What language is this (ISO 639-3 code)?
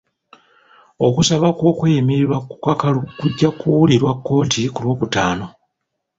lug